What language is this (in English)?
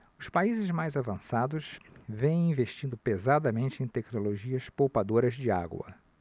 Portuguese